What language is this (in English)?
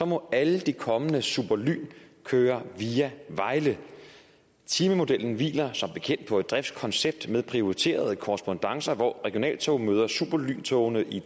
Danish